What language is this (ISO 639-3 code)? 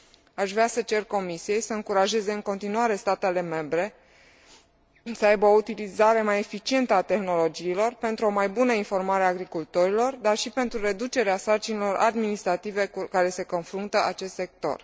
ron